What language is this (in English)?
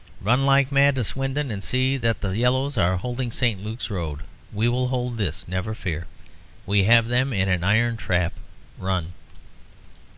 English